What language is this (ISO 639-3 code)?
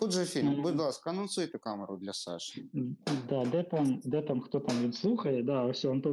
ukr